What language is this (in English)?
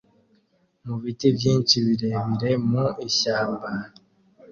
Kinyarwanda